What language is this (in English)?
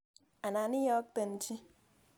Kalenjin